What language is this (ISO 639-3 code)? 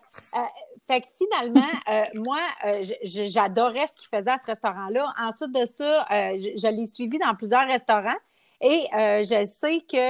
fra